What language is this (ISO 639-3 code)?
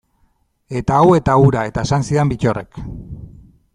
eus